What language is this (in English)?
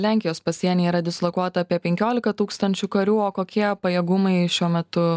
Lithuanian